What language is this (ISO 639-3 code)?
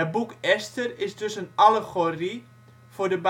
nld